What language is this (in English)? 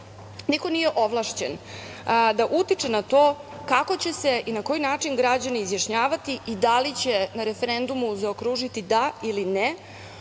Serbian